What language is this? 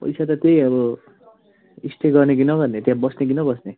Nepali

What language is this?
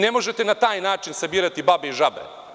Serbian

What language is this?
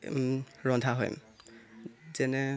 Assamese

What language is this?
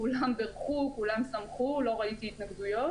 Hebrew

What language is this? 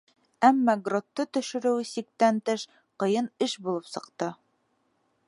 Bashkir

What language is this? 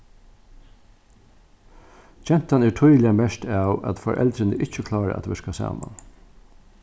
Faroese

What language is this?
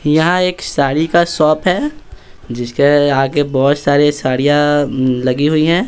Hindi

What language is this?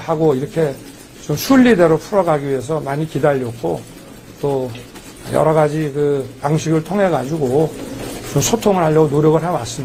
Korean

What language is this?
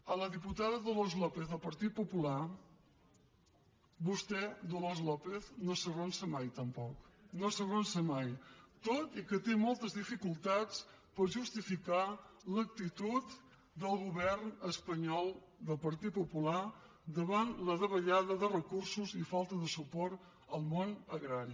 Catalan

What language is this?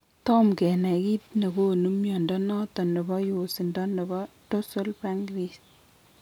Kalenjin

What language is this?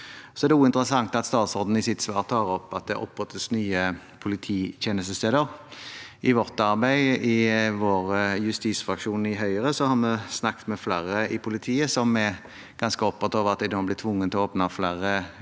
Norwegian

